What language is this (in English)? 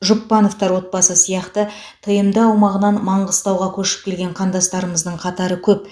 Kazakh